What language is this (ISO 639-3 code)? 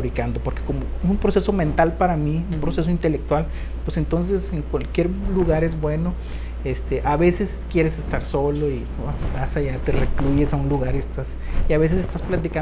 spa